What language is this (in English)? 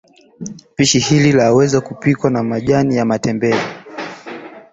Swahili